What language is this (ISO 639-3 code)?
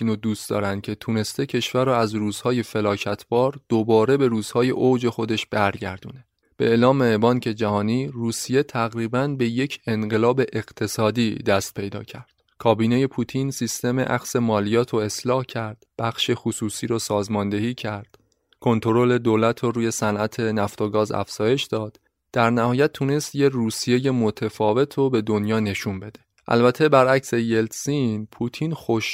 fas